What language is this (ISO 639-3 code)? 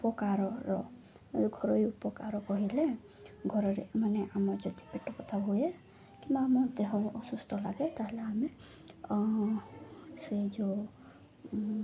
ori